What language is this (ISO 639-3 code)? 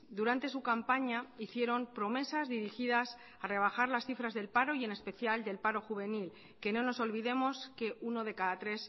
spa